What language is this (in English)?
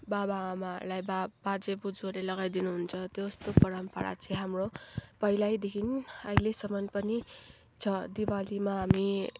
Nepali